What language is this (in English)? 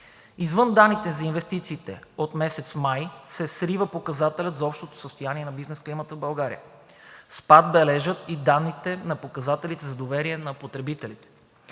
Bulgarian